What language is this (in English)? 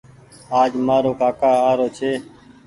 Goaria